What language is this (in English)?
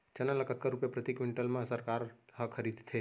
Chhattisgarhi